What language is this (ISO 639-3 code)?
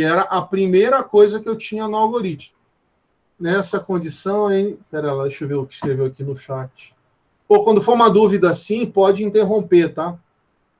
por